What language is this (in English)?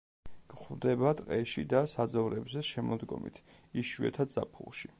Georgian